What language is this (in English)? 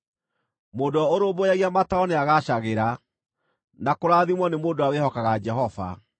Kikuyu